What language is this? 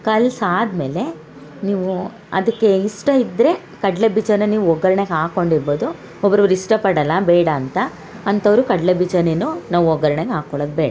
Kannada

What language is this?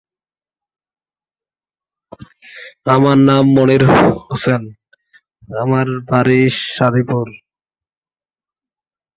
Bangla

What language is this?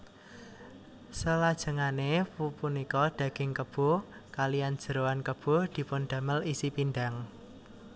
Javanese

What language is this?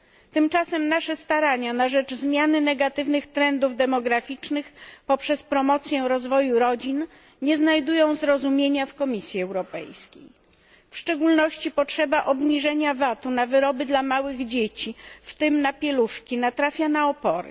Polish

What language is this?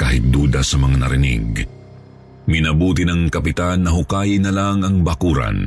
Filipino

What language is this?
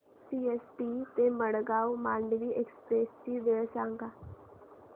Marathi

